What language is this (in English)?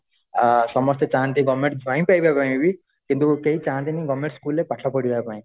Odia